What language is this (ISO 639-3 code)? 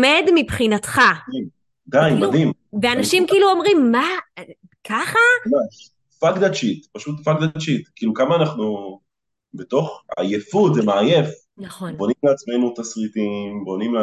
heb